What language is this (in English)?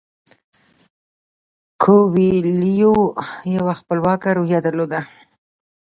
Pashto